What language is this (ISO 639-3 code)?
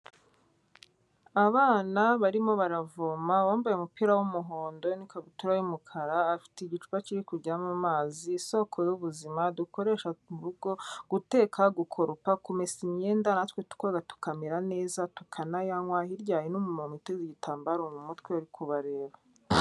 kin